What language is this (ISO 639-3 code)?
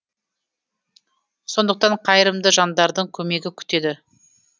kaz